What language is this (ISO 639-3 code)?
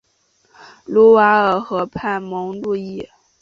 zho